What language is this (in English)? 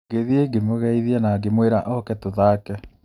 Kikuyu